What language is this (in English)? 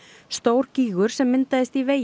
Icelandic